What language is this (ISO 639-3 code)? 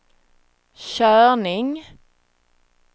swe